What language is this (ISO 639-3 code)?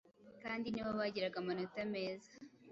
kin